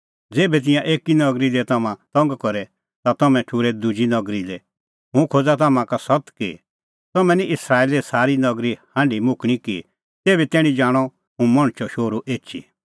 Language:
Kullu Pahari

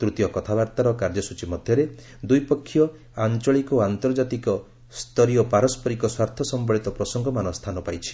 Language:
Odia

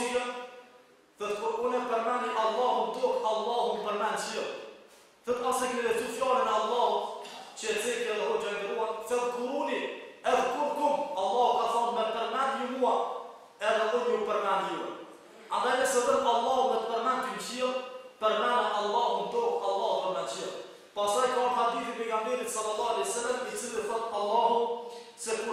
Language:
Romanian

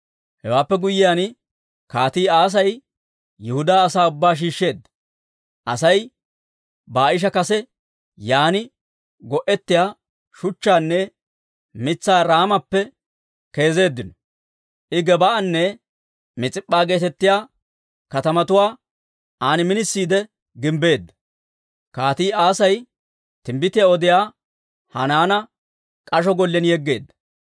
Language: Dawro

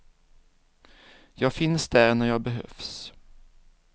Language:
Swedish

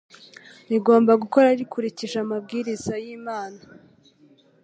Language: Kinyarwanda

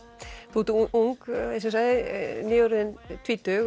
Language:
Icelandic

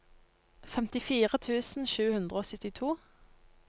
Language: Norwegian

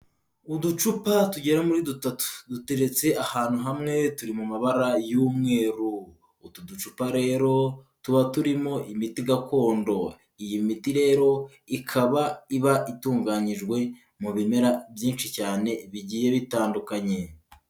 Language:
Kinyarwanda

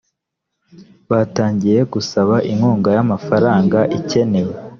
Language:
Kinyarwanda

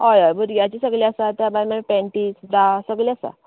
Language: Konkani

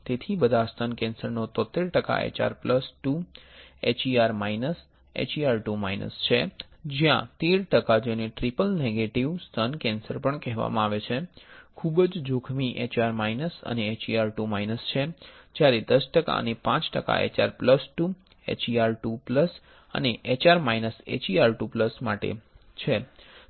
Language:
Gujarati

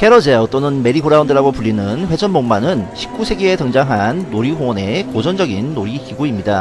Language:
Korean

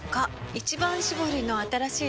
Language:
Japanese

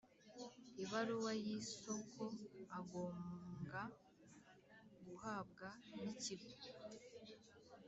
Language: Kinyarwanda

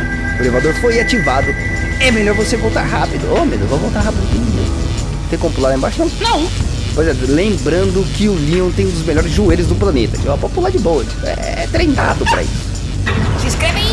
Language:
Portuguese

